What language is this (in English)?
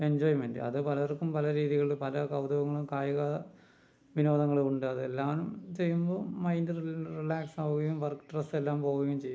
Malayalam